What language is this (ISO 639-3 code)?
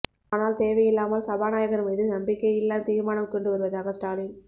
tam